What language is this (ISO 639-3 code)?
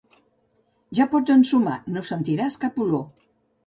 cat